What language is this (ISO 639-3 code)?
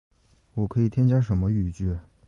zho